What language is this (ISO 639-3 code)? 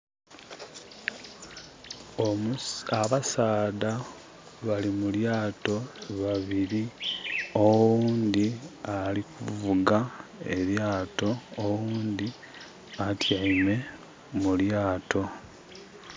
xog